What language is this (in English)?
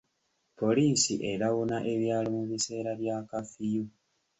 Ganda